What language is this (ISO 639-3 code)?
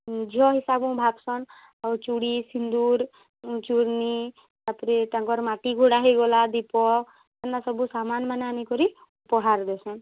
ori